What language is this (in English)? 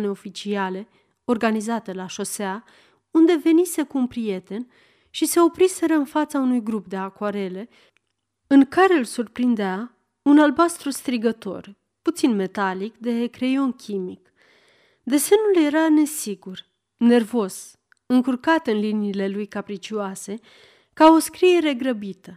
Romanian